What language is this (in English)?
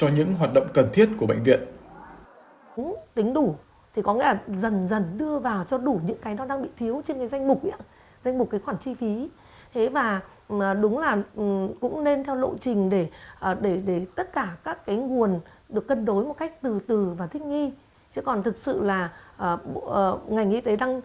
Vietnamese